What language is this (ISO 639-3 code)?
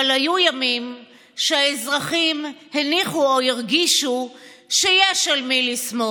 heb